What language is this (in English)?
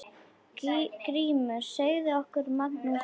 Icelandic